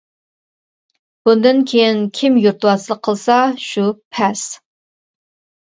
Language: Uyghur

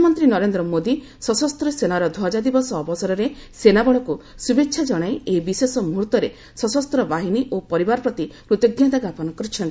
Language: Odia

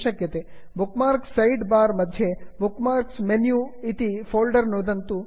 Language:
Sanskrit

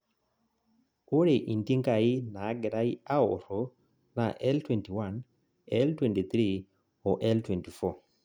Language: Masai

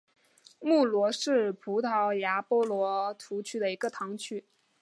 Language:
Chinese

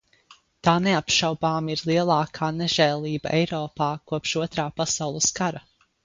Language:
Latvian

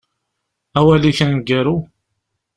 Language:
Kabyle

